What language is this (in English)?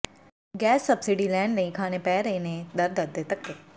Punjabi